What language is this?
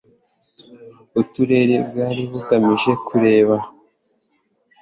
Kinyarwanda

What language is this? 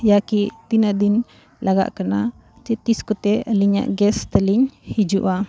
Santali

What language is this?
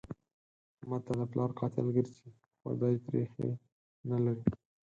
Pashto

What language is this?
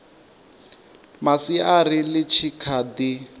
Venda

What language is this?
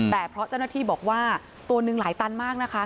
Thai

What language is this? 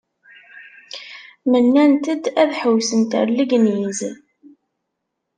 Kabyle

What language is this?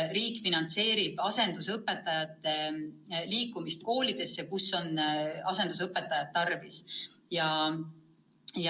Estonian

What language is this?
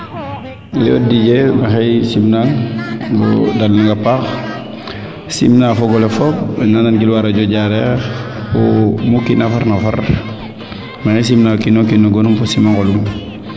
Serer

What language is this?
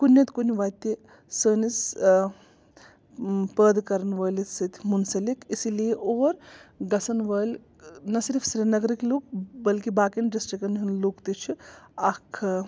Kashmiri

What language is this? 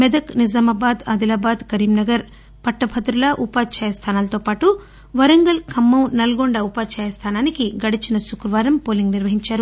Telugu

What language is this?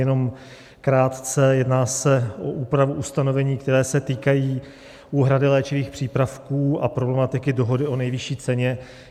Czech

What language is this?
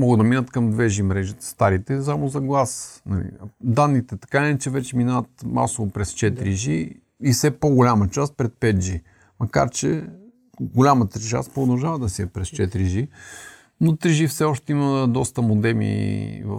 Bulgarian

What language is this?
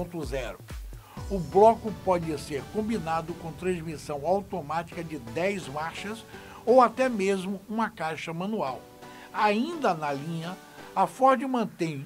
Portuguese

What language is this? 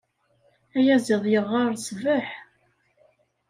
Kabyle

